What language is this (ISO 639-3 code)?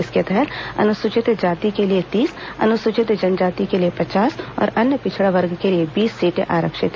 hin